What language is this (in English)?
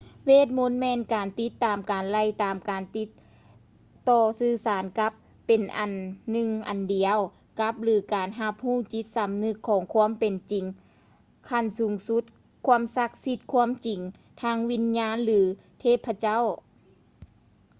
Lao